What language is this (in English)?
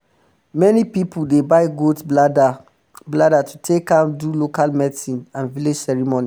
Nigerian Pidgin